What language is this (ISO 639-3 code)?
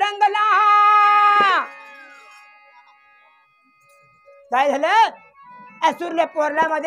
hin